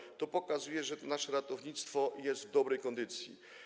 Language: Polish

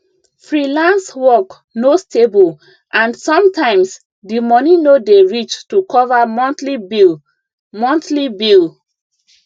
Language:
Nigerian Pidgin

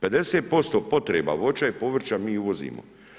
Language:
Croatian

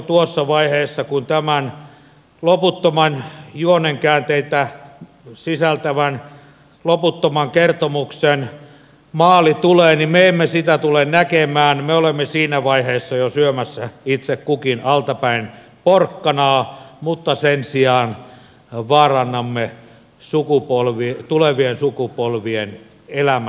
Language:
Finnish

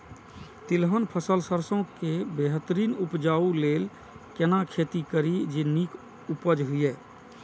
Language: Maithili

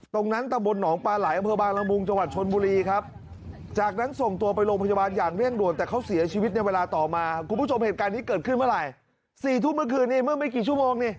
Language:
Thai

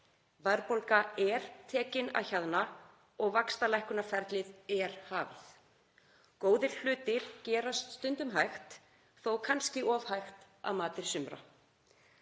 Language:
Icelandic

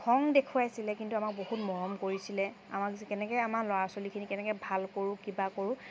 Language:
Assamese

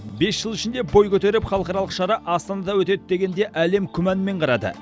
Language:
Kazakh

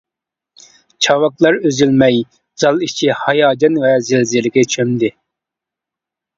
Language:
Uyghur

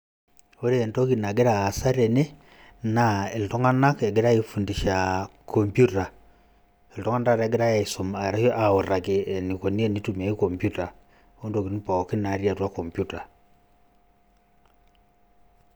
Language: Masai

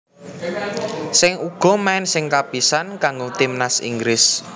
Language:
Javanese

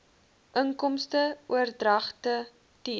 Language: Afrikaans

